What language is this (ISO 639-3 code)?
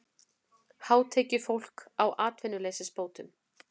isl